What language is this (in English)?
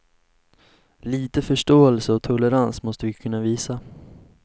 Swedish